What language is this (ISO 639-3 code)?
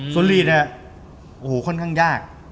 tha